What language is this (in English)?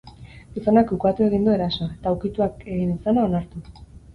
Basque